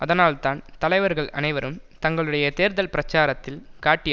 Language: Tamil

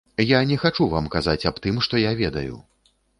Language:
Belarusian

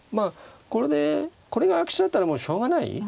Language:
Japanese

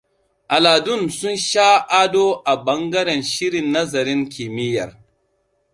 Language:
Hausa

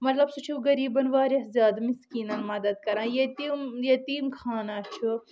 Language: Kashmiri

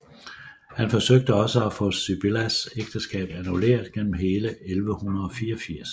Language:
Danish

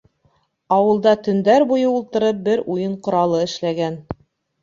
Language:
Bashkir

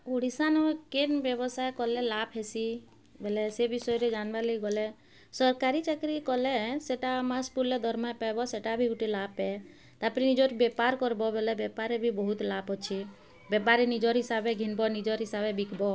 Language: Odia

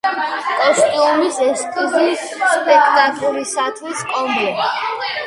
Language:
Georgian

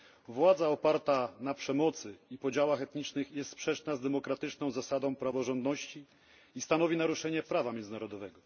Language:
Polish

